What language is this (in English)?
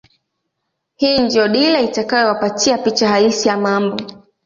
Swahili